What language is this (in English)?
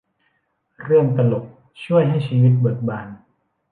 Thai